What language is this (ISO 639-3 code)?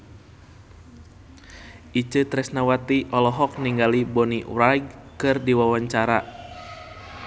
sun